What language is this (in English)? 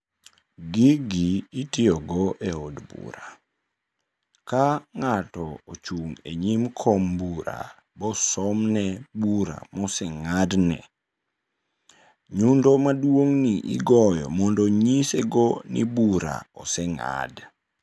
Luo (Kenya and Tanzania)